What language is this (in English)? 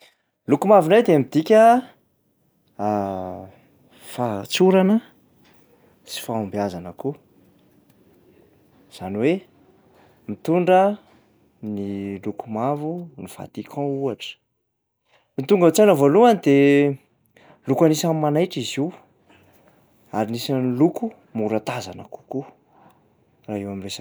Malagasy